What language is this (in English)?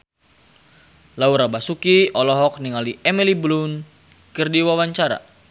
Sundanese